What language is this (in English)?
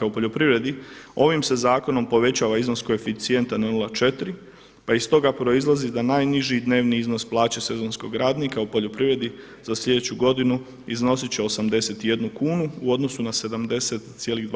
Croatian